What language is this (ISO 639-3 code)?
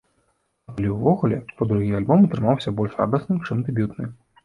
bel